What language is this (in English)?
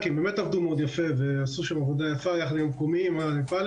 Hebrew